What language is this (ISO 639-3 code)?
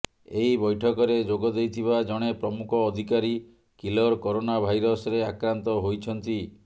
ori